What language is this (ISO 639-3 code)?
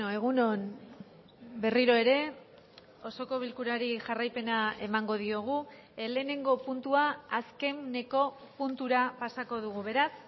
eus